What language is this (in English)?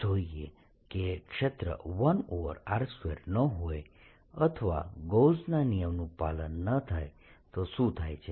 Gujarati